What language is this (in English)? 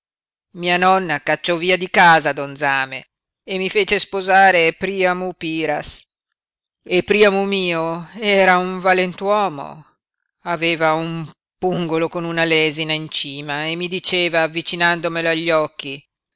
Italian